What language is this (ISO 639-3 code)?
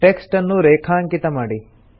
kan